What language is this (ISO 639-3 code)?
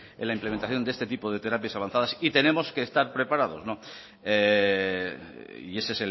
spa